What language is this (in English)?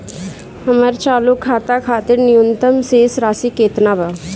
Bhojpuri